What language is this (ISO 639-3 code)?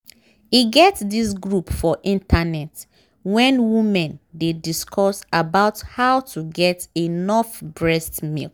pcm